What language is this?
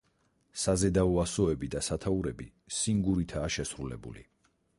Georgian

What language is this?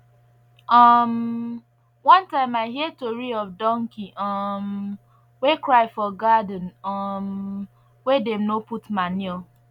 Nigerian Pidgin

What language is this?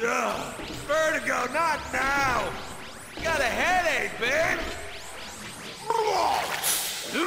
Polish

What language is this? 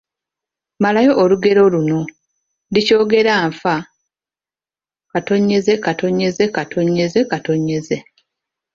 Ganda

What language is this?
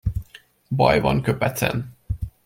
Hungarian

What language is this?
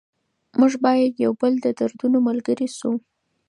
Pashto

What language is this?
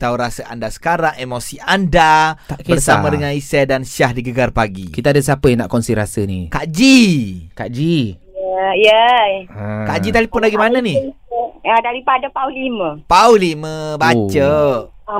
Malay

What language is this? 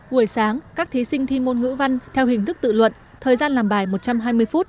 Vietnamese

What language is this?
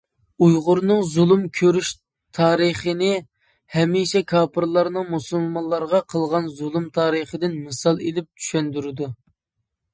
Uyghur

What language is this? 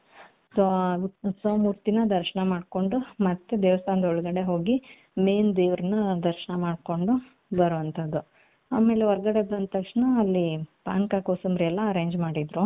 Kannada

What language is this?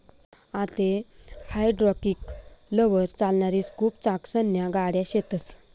Marathi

